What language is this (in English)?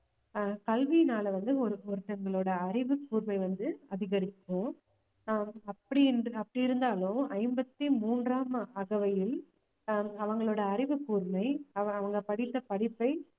Tamil